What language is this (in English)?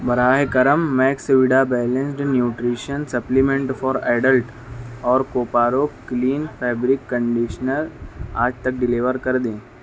Urdu